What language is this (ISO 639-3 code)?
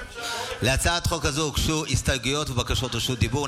heb